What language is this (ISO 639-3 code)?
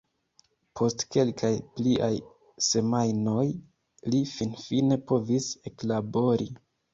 epo